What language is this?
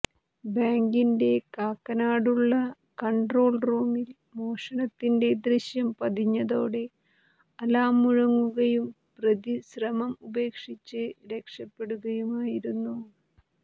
Malayalam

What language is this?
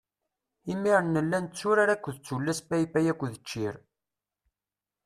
Kabyle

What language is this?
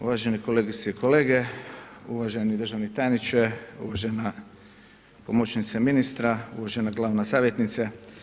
Croatian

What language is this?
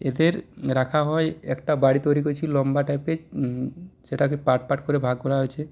Bangla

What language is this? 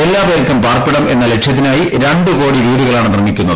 Malayalam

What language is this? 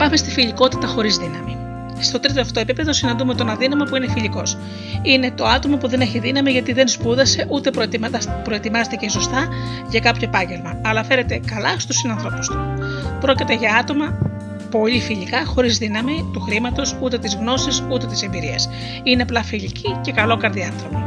Greek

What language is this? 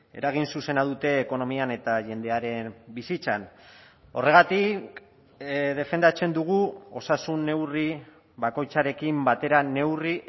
Basque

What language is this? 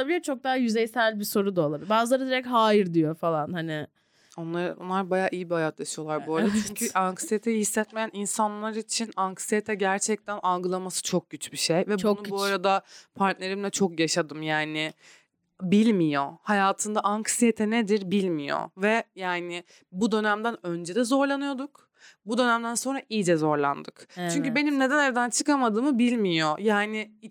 Turkish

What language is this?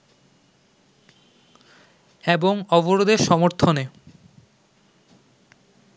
Bangla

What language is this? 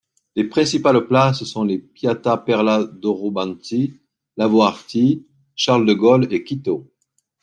French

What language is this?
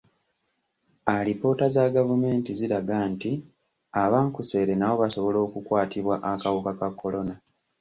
Ganda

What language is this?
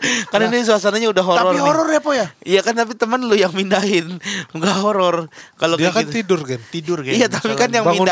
Indonesian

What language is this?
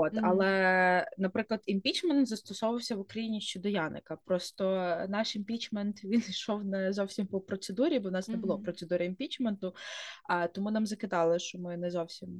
Ukrainian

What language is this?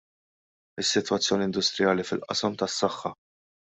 Maltese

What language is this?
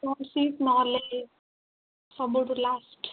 Odia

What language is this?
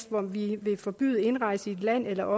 Danish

